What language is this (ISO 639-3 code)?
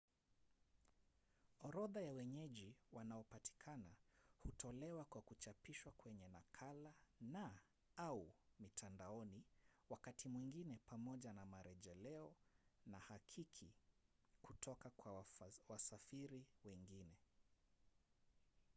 swa